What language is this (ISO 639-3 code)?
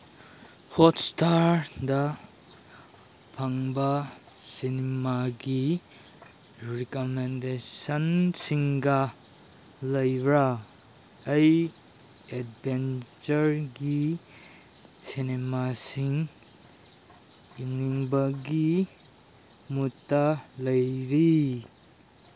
mni